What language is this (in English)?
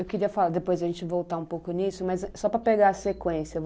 Portuguese